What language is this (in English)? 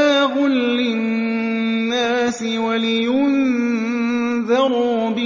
Arabic